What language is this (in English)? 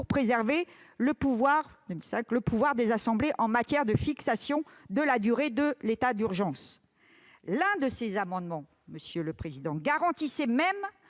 French